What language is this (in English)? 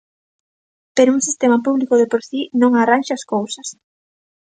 Galician